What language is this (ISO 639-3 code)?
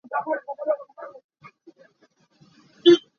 cnh